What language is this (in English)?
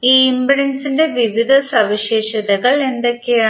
Malayalam